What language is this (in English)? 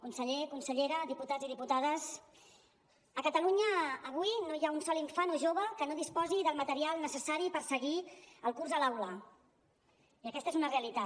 Catalan